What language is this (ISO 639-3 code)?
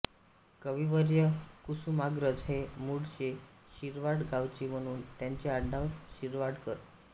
mar